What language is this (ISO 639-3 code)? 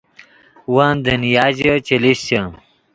ydg